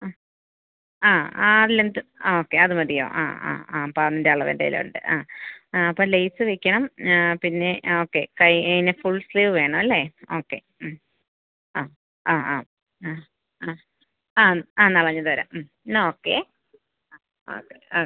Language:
Malayalam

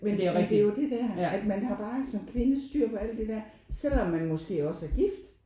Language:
Danish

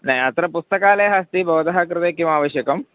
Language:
Sanskrit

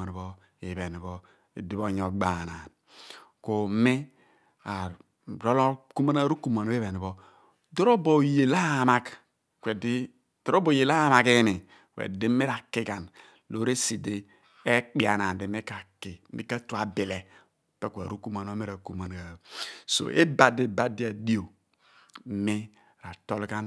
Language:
Abua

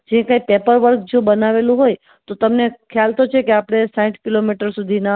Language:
Gujarati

